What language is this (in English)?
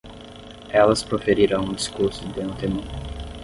Portuguese